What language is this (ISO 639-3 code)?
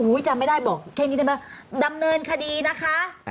tha